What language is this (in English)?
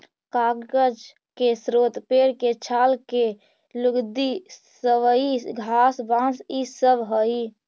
Magahi